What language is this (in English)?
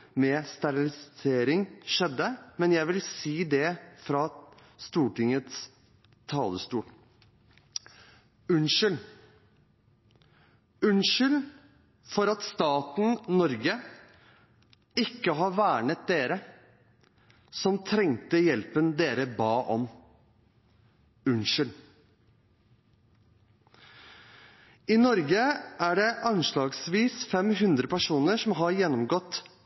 Norwegian Bokmål